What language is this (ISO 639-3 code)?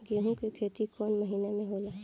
bho